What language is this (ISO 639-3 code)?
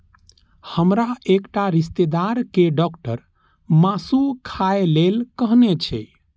mai